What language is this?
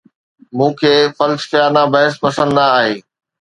Sindhi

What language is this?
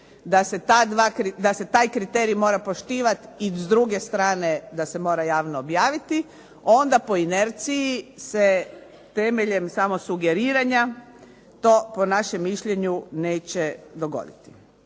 Croatian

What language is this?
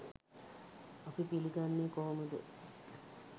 Sinhala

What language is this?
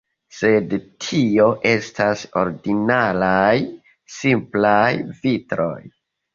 Esperanto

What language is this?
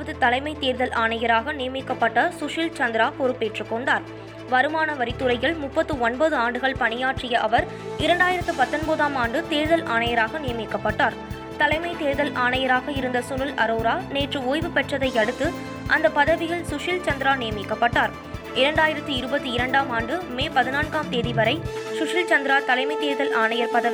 Tamil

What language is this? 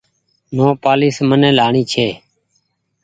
Goaria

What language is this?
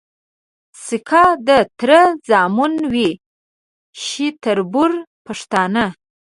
Pashto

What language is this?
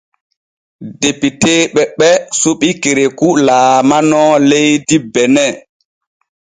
Borgu Fulfulde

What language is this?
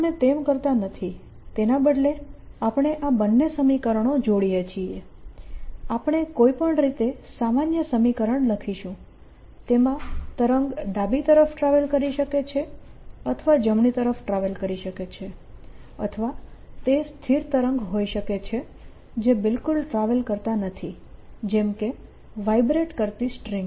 Gujarati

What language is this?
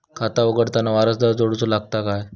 Marathi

